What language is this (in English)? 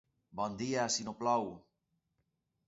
Catalan